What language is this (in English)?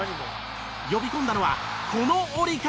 Japanese